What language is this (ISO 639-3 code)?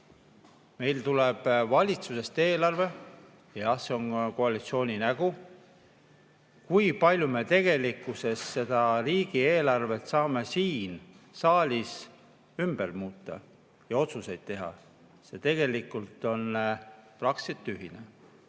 est